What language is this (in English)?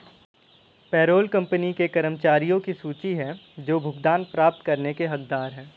Hindi